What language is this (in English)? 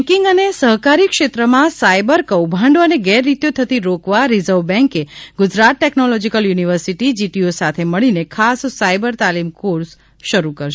Gujarati